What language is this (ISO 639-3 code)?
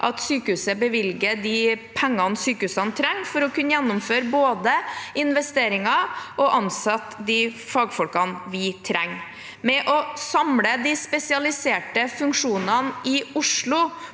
nor